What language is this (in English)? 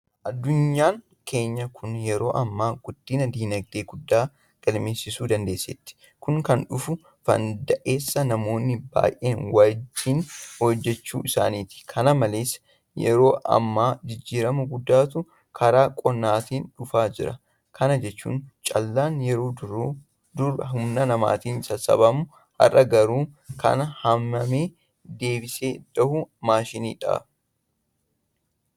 Oromo